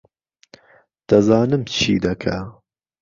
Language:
Central Kurdish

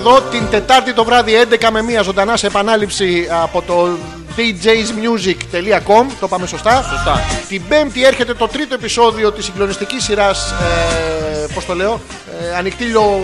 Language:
Greek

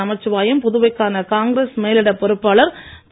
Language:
Tamil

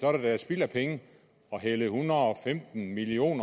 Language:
Danish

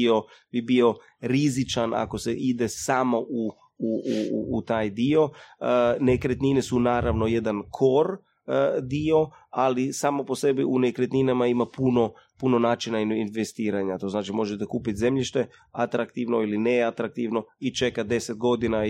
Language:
Croatian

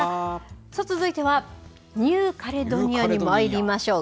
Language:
Japanese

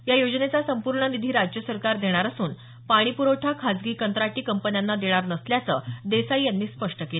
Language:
Marathi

